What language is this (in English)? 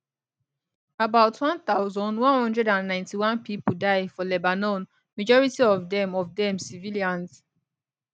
Nigerian Pidgin